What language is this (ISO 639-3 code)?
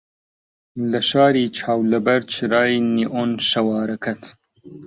ckb